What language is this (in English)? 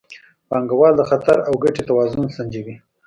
Pashto